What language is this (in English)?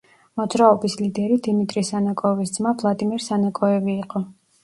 Georgian